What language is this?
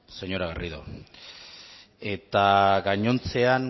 Basque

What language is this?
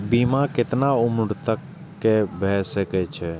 Maithili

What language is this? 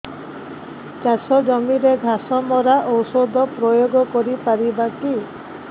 Odia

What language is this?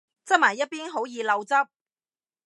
Cantonese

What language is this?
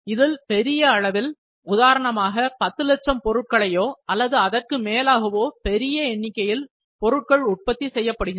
Tamil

